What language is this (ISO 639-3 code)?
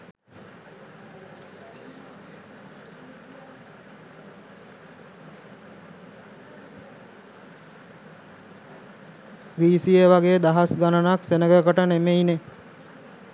sin